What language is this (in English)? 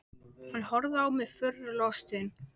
Icelandic